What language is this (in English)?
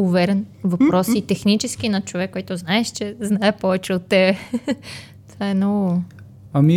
Bulgarian